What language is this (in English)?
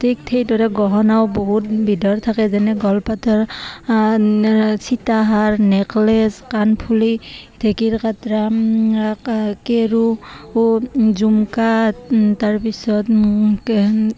Assamese